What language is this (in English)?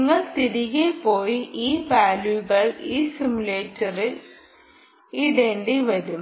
Malayalam